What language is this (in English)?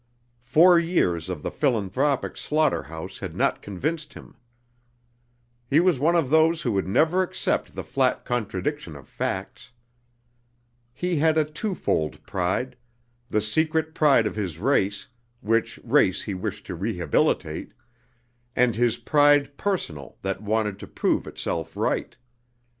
English